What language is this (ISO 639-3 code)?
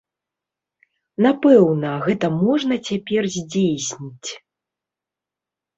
bel